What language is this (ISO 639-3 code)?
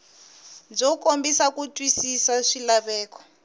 tso